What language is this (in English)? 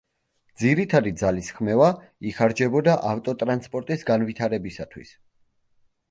Georgian